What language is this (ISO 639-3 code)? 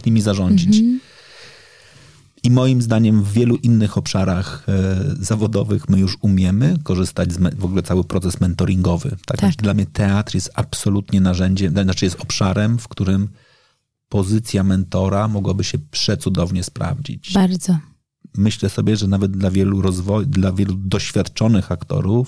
pol